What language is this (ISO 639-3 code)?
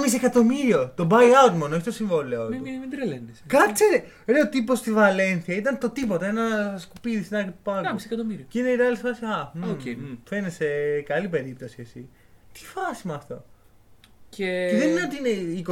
ell